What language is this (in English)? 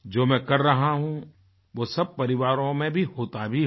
Hindi